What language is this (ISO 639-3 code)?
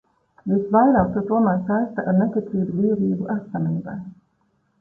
lav